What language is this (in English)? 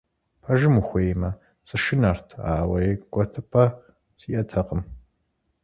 Kabardian